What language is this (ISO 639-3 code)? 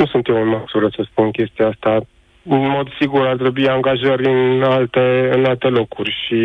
ron